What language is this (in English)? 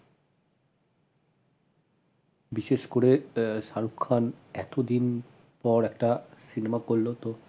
Bangla